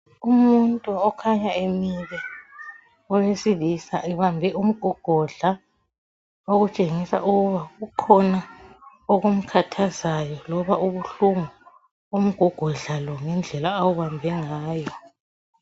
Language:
North Ndebele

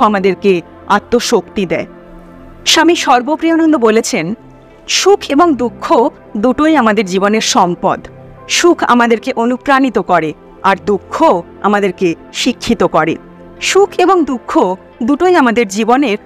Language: Bangla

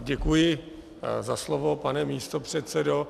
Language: Czech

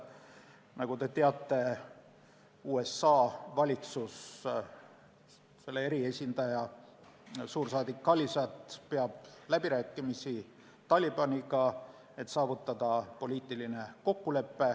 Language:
Estonian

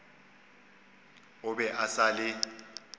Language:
Northern Sotho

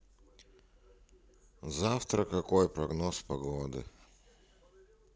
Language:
Russian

